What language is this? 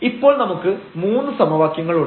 Malayalam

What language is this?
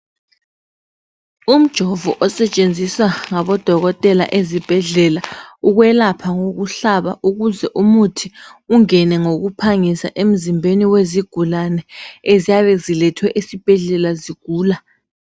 North Ndebele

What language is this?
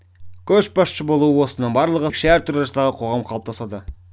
Kazakh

